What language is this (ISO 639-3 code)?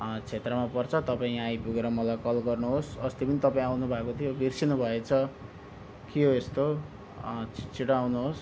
nep